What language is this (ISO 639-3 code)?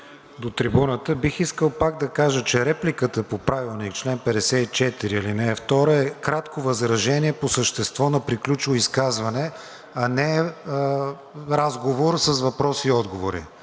bul